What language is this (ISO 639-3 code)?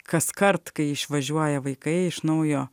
lit